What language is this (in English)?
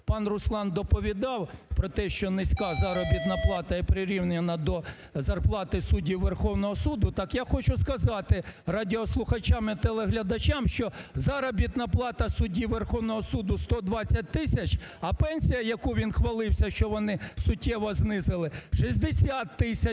Ukrainian